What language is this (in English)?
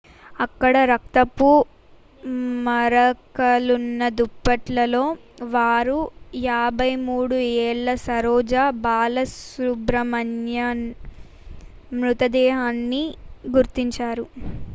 Telugu